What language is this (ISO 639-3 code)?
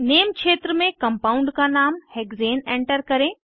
hin